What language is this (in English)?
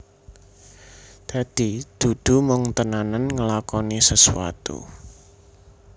Javanese